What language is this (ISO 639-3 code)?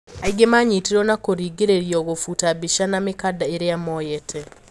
kik